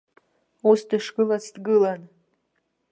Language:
Abkhazian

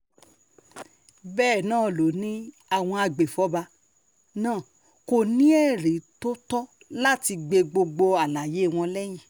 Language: Yoruba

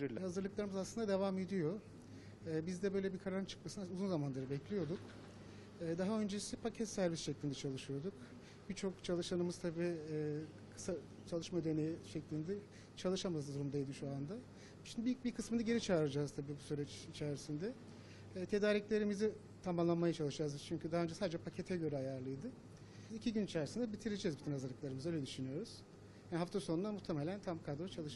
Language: Turkish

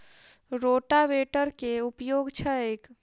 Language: Maithili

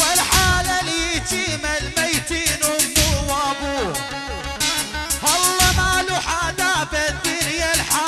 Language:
Arabic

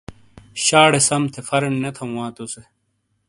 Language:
Shina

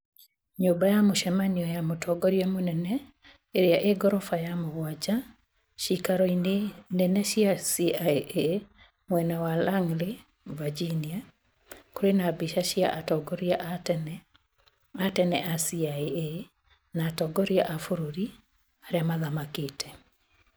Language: Kikuyu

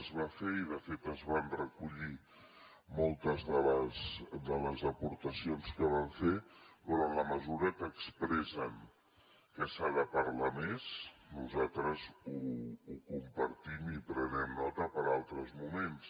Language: Catalan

